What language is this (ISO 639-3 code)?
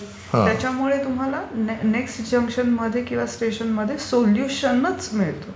mar